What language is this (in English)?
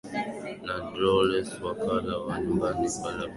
Swahili